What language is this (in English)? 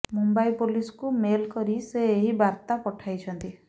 Odia